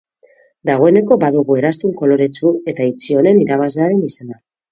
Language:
Basque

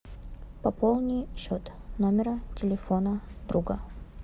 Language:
Russian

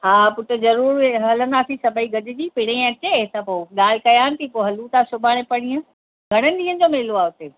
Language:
Sindhi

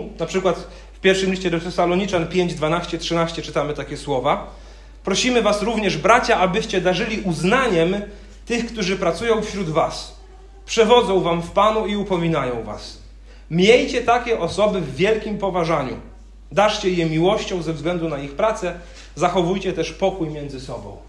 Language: Polish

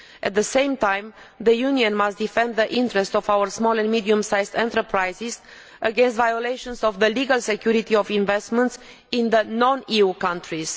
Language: English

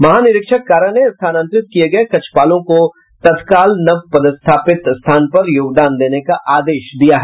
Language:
Hindi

